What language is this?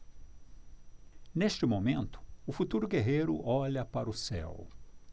Portuguese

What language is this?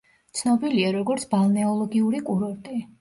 Georgian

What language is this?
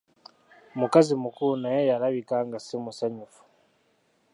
Ganda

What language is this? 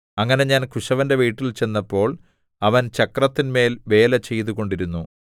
Malayalam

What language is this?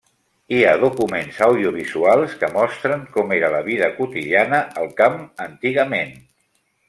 Catalan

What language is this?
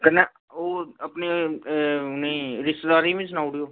Dogri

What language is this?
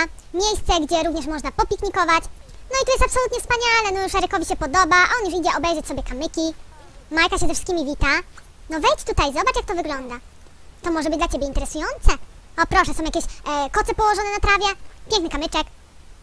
Polish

